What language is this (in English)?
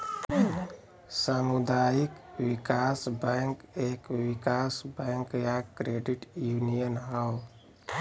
Bhojpuri